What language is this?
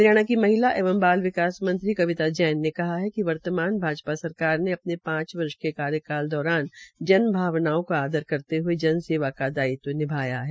Hindi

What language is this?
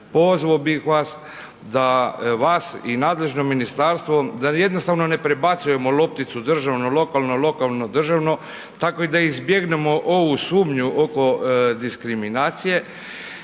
Croatian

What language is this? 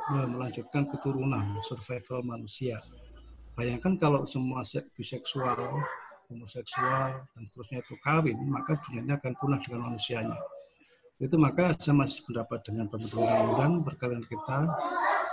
Indonesian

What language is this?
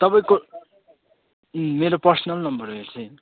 Nepali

